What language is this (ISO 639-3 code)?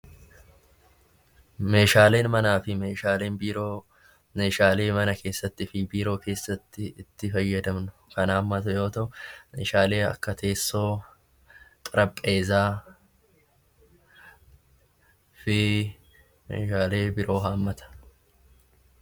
orm